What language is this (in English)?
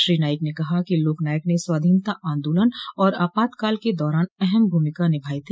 Hindi